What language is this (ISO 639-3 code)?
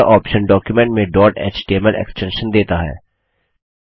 hin